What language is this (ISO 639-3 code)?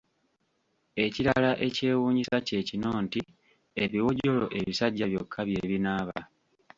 lug